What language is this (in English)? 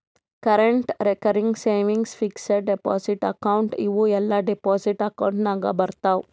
Kannada